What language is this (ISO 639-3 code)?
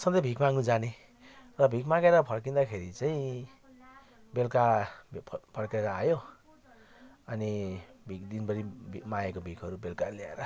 nep